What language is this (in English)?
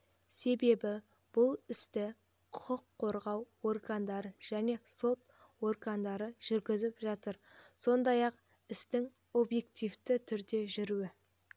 Kazakh